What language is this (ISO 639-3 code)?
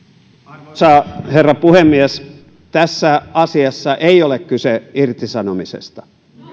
fin